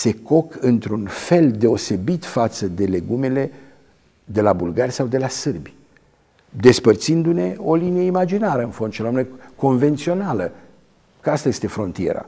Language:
Romanian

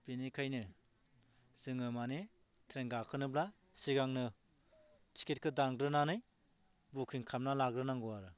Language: Bodo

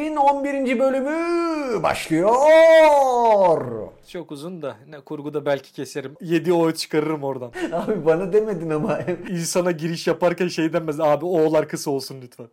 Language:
Turkish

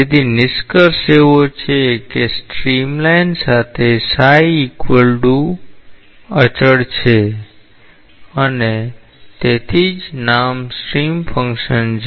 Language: Gujarati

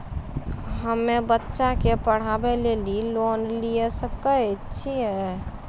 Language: Maithili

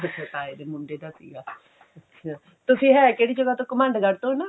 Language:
Punjabi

